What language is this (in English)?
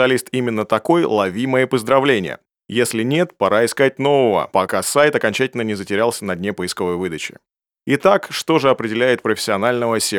Russian